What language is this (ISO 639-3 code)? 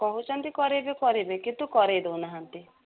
ori